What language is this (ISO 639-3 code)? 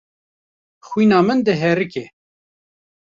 kur